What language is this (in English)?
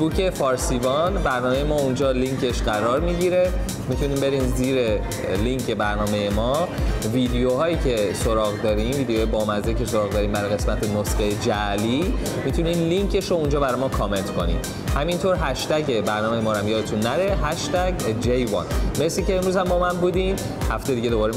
Persian